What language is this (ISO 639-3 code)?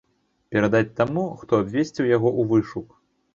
bel